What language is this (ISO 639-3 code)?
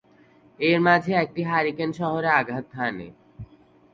ben